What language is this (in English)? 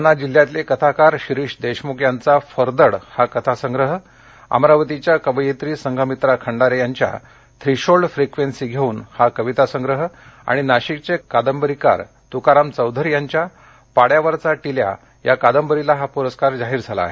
Marathi